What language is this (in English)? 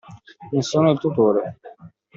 Italian